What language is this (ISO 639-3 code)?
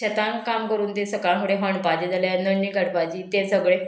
kok